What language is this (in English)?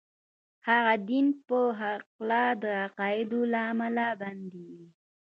Pashto